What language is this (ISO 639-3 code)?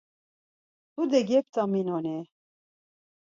lzz